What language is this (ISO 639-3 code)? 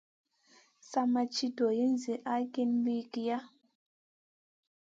mcn